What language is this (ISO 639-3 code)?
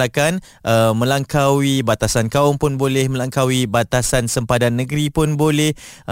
msa